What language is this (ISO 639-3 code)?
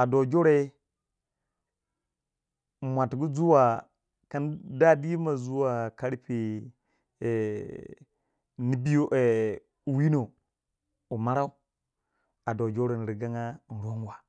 wja